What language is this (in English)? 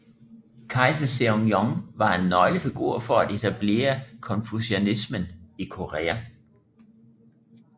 Danish